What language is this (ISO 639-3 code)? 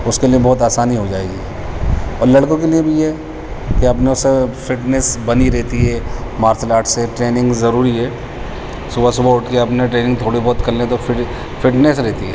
urd